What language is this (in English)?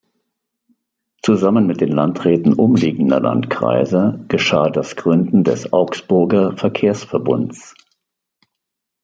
German